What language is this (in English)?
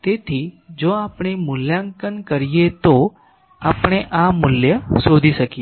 Gujarati